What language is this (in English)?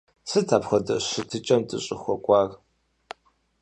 Kabardian